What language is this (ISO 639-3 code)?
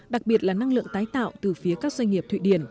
vie